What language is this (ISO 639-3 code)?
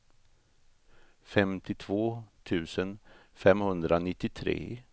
swe